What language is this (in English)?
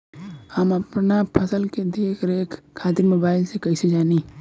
Bhojpuri